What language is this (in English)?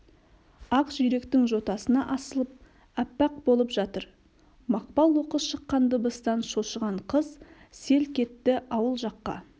Kazakh